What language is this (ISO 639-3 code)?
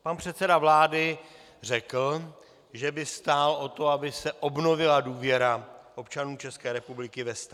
ces